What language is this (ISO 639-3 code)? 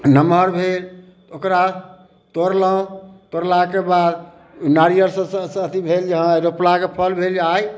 mai